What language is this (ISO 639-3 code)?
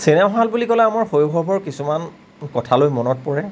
asm